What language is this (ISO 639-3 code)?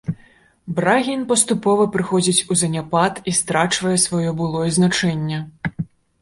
bel